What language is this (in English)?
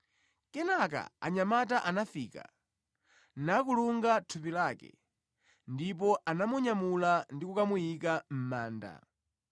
Nyanja